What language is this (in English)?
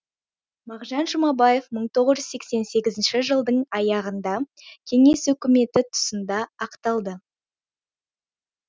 Kazakh